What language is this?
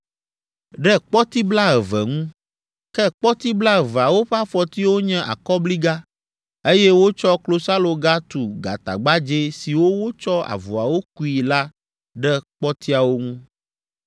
Ewe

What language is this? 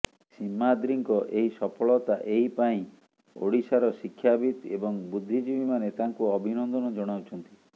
Odia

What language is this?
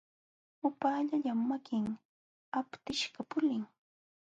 Jauja Wanca Quechua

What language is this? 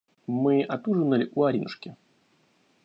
Russian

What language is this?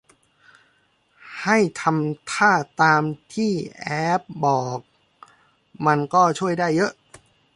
Thai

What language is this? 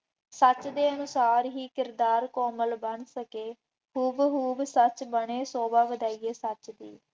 Punjabi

